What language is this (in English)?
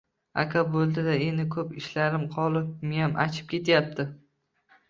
Uzbek